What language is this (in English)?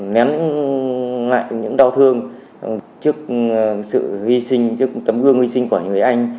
Vietnamese